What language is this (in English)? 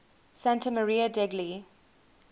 English